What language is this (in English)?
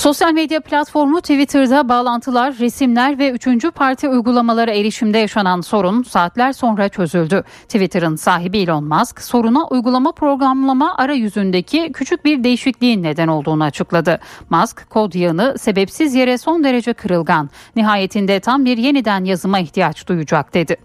Turkish